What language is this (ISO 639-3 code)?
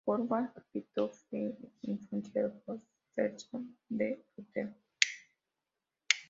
spa